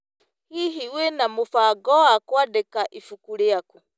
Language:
Kikuyu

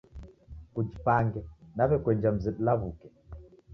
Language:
Taita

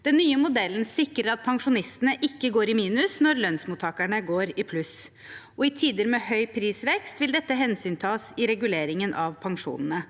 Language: Norwegian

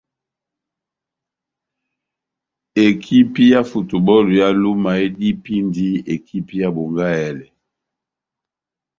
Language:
Batanga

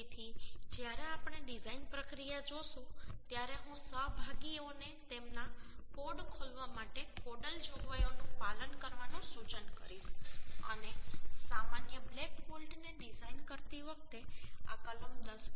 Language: Gujarati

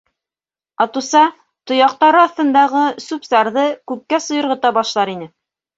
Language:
Bashkir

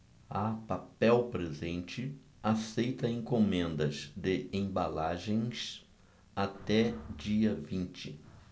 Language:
Portuguese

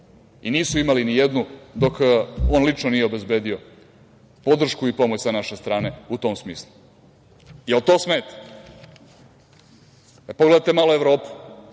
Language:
Serbian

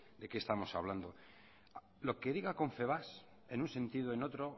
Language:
Spanish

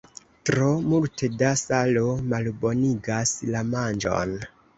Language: Esperanto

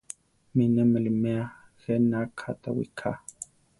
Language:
Central Tarahumara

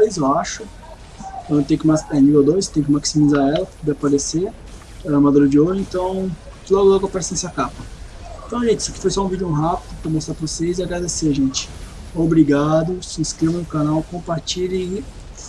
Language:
Portuguese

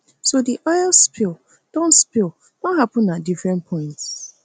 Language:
Nigerian Pidgin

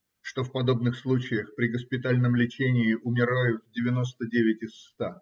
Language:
Russian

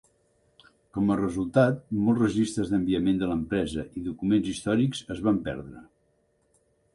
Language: Catalan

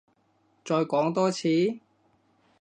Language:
Cantonese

